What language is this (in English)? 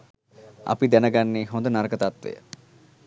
Sinhala